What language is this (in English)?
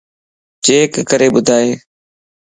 Lasi